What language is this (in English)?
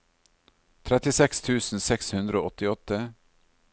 Norwegian